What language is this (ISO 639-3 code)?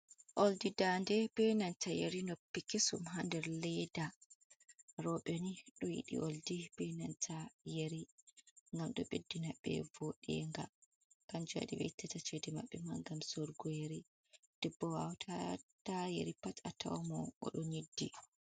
ful